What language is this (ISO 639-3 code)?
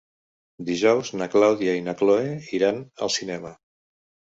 cat